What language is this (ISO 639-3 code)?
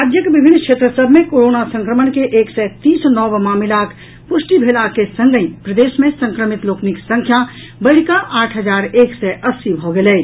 mai